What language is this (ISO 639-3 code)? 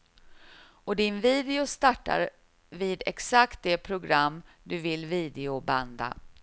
swe